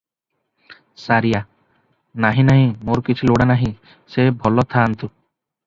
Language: Odia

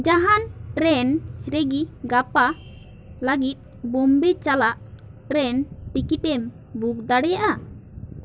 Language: Santali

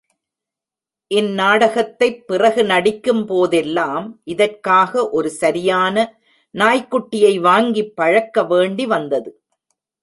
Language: Tamil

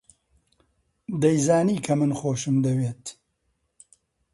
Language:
Central Kurdish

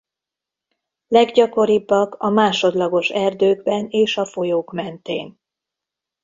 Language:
Hungarian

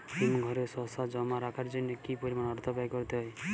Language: Bangla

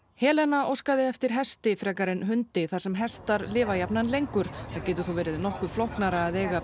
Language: Icelandic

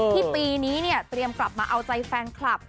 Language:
Thai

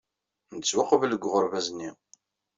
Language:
Kabyle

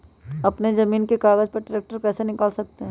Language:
Magahi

